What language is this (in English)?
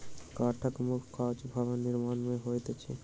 Maithili